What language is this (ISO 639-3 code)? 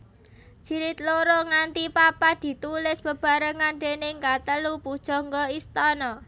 jav